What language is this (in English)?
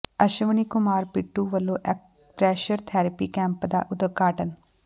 Punjabi